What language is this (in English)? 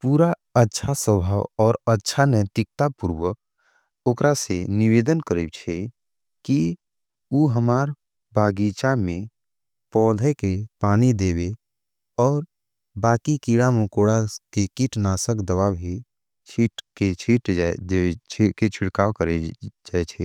Angika